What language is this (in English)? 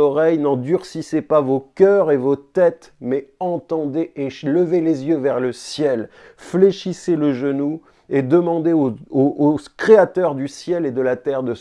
French